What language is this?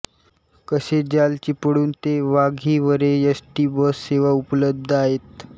Marathi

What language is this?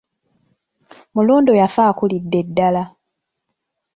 Ganda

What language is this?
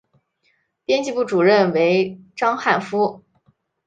Chinese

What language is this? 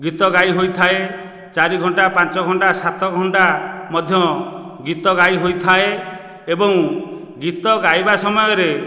Odia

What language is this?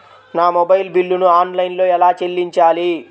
Telugu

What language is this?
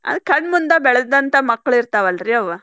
Kannada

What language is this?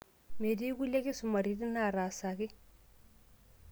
Masai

